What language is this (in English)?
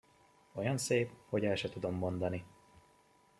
Hungarian